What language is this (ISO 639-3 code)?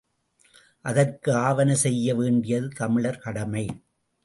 tam